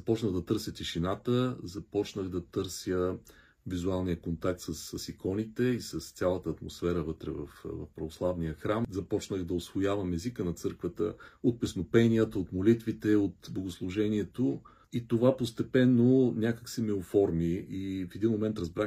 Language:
Bulgarian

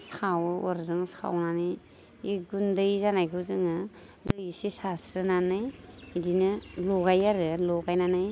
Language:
Bodo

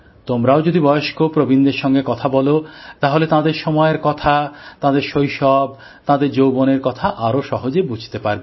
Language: Bangla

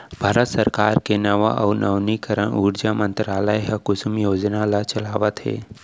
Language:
Chhattisgarhi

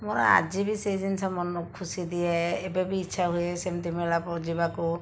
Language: Odia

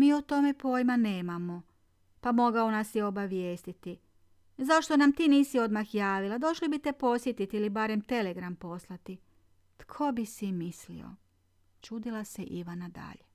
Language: Croatian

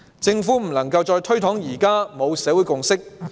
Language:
Cantonese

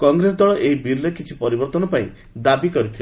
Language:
Odia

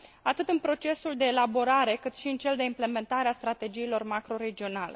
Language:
Romanian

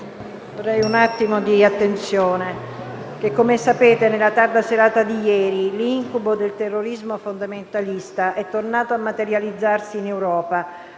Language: Italian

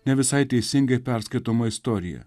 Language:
Lithuanian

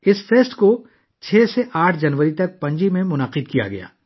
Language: Urdu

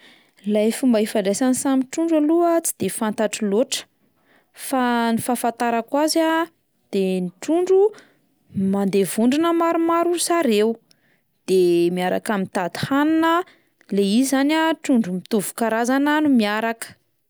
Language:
Malagasy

